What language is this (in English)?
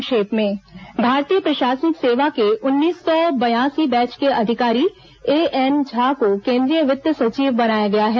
Hindi